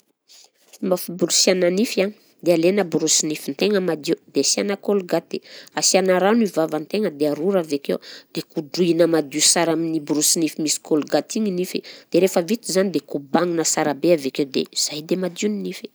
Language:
Southern Betsimisaraka Malagasy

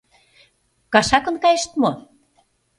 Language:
Mari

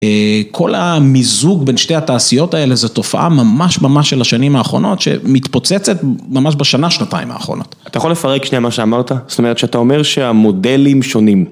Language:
Hebrew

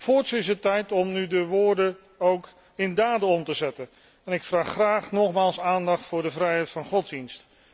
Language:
Dutch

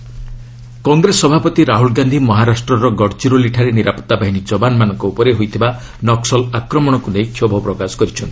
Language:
Odia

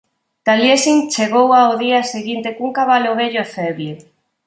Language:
Galician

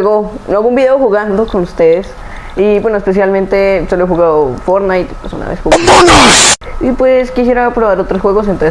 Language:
Spanish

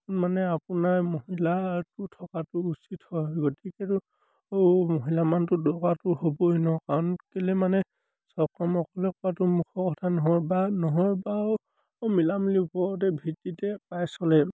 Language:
Assamese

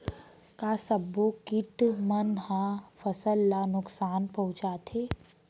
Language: Chhattisgarhi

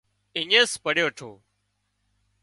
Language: Wadiyara Koli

